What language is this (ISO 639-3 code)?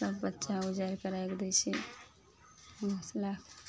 mai